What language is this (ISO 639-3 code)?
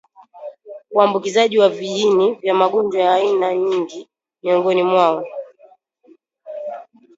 swa